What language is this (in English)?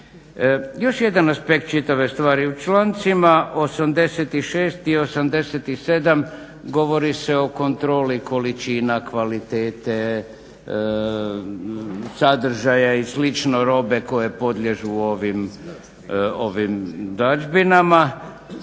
Croatian